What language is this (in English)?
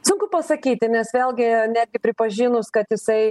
Lithuanian